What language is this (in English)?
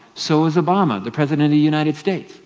English